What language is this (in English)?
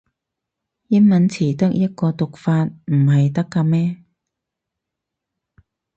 Cantonese